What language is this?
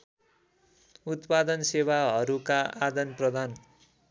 Nepali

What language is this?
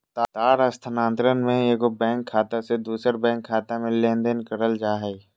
Magahi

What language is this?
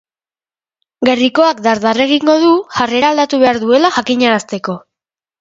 Basque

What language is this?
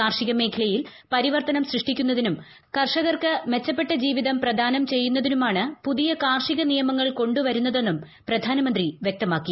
Malayalam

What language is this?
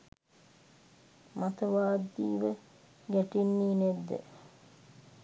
Sinhala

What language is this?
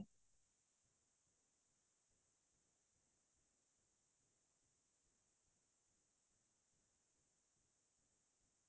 Assamese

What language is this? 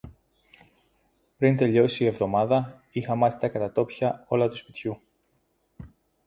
Greek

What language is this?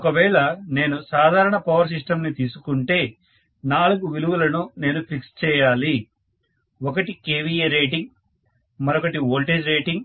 Telugu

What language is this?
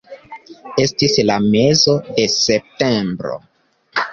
Esperanto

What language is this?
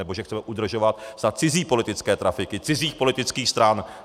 Czech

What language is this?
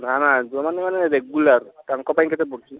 Odia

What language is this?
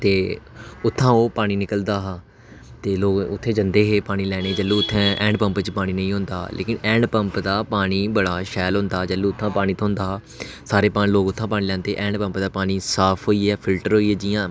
Dogri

